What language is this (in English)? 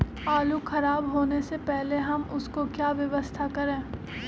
Magahi